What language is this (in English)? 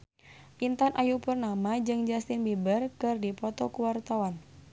Sundanese